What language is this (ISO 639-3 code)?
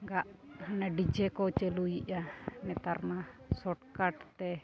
sat